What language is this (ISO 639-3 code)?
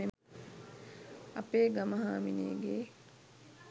sin